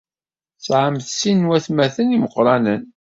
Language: Kabyle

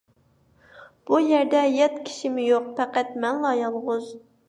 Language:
Uyghur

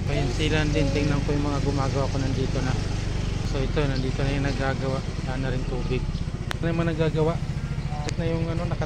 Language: Filipino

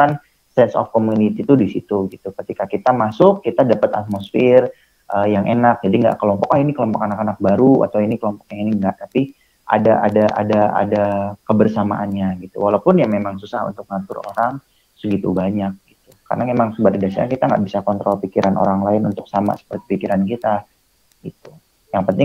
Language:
Indonesian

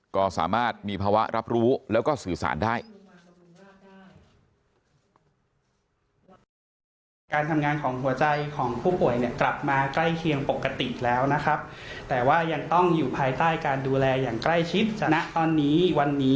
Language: Thai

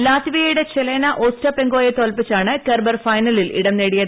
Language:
Malayalam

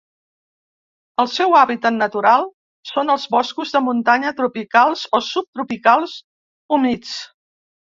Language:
Catalan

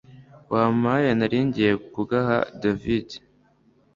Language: Kinyarwanda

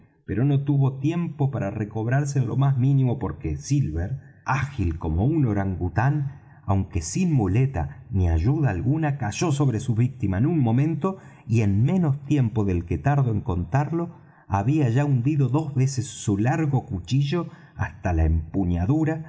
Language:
Spanish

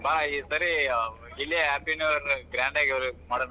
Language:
Kannada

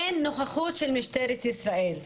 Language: Hebrew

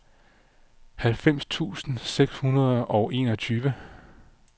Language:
Danish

